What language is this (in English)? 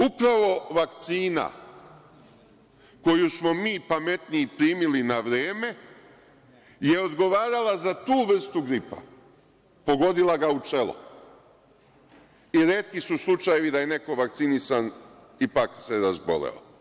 Serbian